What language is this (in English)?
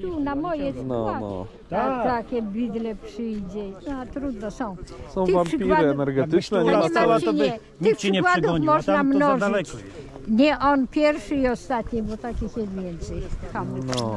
Polish